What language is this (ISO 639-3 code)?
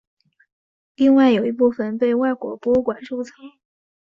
zho